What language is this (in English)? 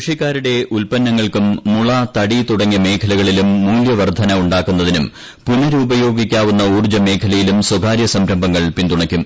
Malayalam